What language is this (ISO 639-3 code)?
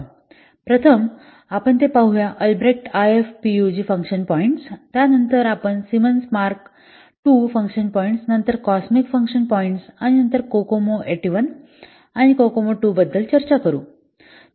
mar